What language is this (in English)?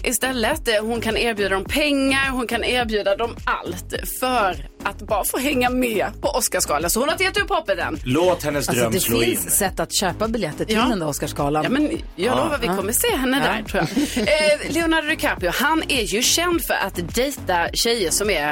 Swedish